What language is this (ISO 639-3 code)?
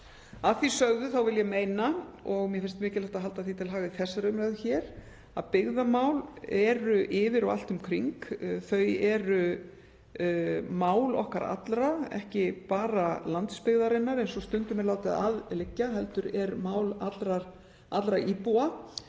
isl